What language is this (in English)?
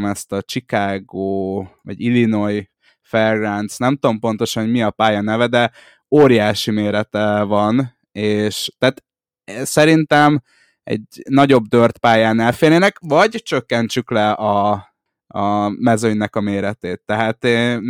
Hungarian